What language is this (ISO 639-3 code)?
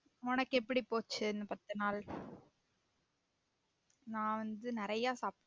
tam